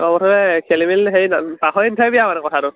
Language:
Assamese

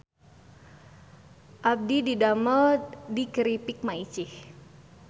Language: Sundanese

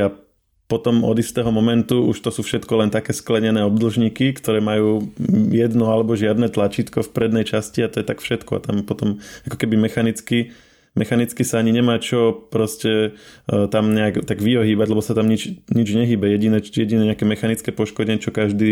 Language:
Slovak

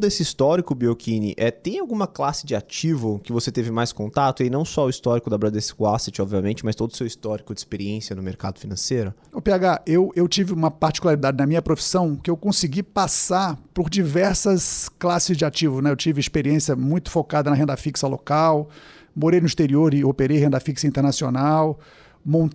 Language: Portuguese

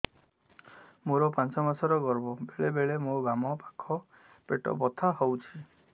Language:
Odia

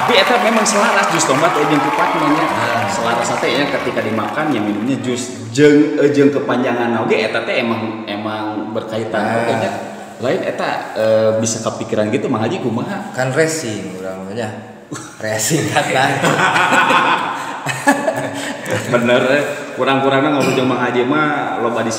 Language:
Indonesian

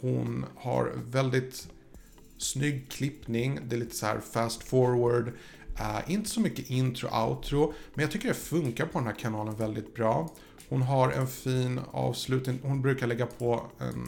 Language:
Swedish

